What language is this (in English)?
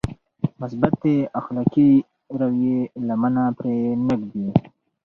Pashto